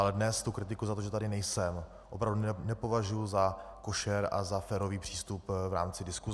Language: Czech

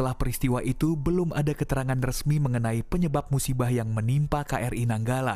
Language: Indonesian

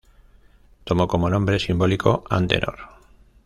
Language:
Spanish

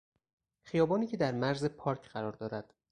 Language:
Persian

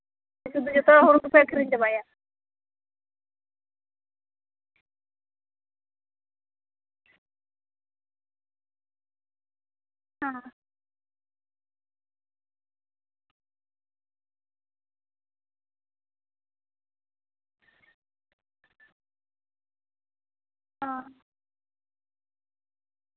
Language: Santali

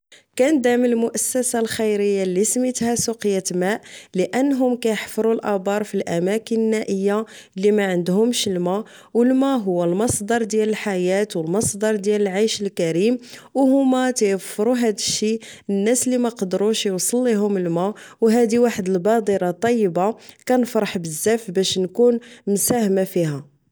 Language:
Moroccan Arabic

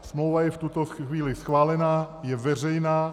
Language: Czech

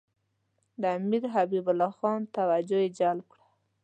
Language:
Pashto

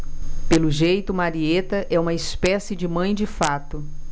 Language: Portuguese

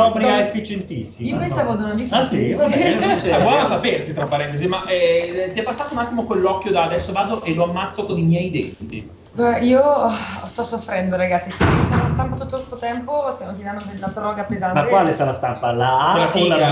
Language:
Italian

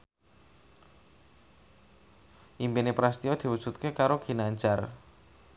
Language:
Javanese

